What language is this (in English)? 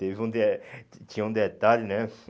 Portuguese